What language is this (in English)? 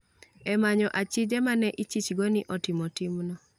Luo (Kenya and Tanzania)